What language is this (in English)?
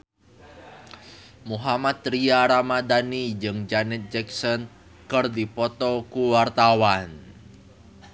Sundanese